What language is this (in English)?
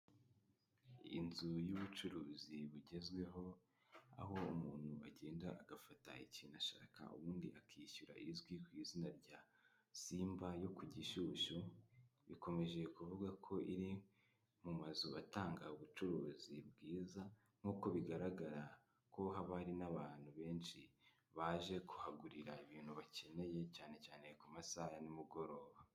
Kinyarwanda